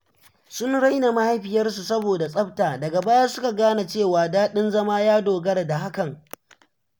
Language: Hausa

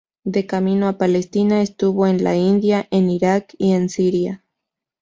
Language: Spanish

